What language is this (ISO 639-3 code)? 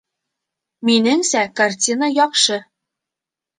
bak